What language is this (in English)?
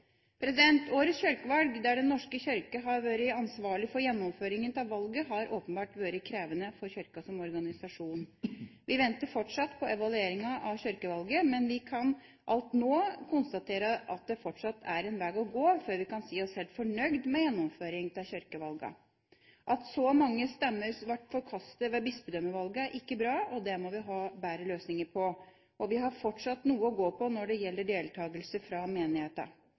Norwegian Bokmål